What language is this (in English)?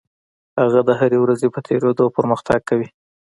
Pashto